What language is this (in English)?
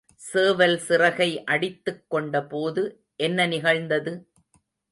Tamil